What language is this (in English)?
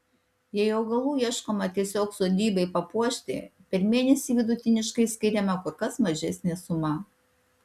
Lithuanian